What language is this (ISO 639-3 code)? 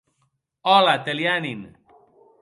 oci